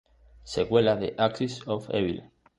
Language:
Spanish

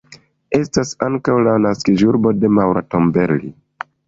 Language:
Esperanto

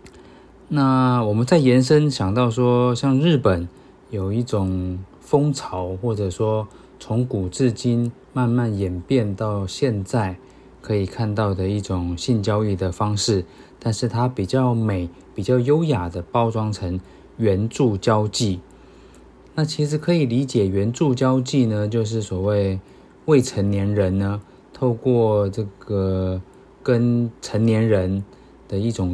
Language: Chinese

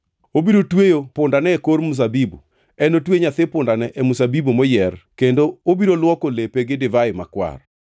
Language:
Luo (Kenya and Tanzania)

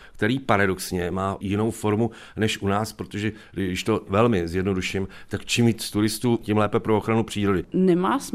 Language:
Czech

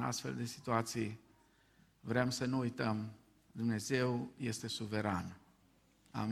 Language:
Romanian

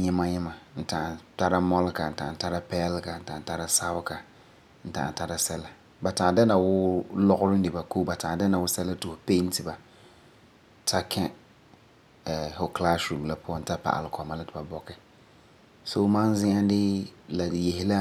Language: Frafra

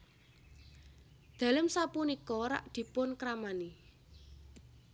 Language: Javanese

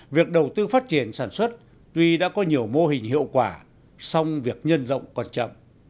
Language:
Vietnamese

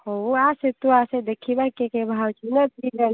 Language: Odia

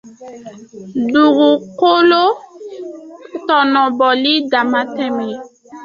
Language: Dyula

